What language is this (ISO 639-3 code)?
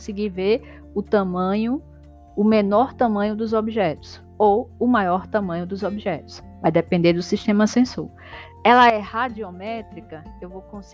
por